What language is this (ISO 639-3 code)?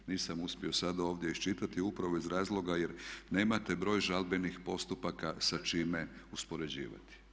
hrv